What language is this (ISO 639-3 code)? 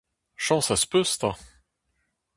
bre